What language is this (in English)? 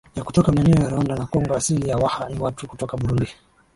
Swahili